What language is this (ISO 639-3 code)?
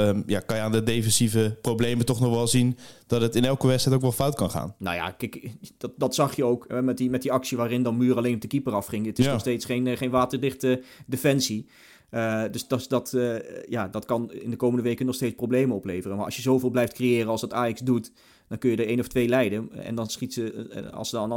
nld